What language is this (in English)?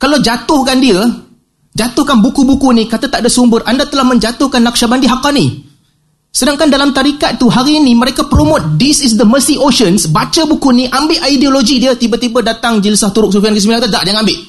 Malay